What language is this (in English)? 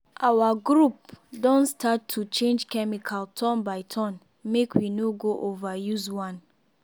Nigerian Pidgin